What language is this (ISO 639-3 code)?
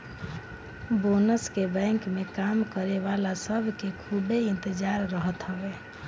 bho